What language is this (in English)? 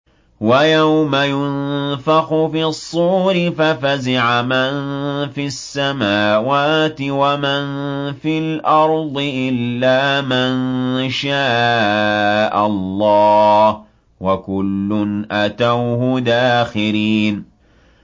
Arabic